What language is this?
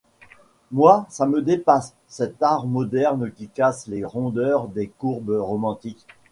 French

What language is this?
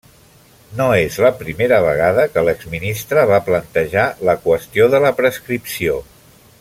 Catalan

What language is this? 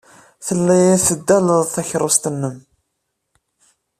Kabyle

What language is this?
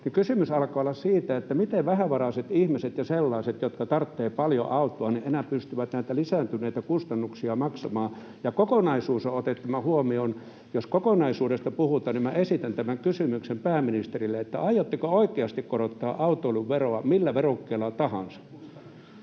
Finnish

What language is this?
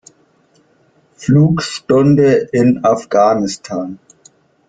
German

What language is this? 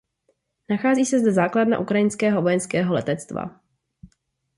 Czech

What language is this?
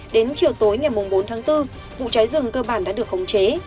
Vietnamese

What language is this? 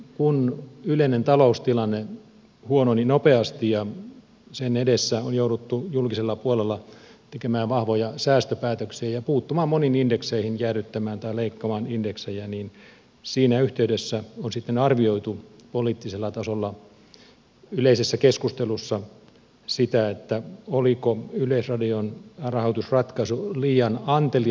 Finnish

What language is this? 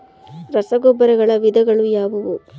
Kannada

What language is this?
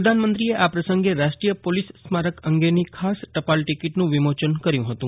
Gujarati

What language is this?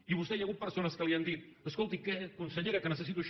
Catalan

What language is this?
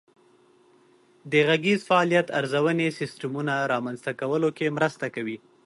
Pashto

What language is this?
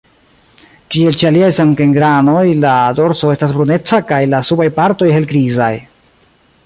Esperanto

